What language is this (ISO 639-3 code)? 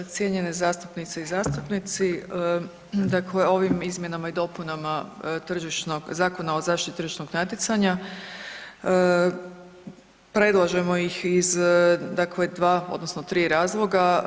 hrv